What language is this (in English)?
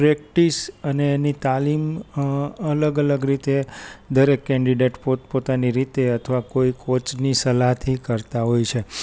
Gujarati